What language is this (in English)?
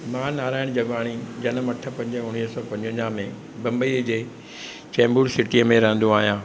Sindhi